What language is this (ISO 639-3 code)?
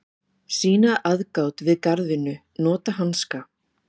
isl